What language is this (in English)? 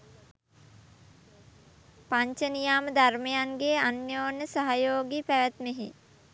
Sinhala